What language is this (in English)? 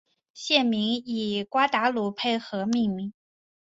Chinese